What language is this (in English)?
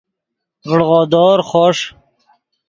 Yidgha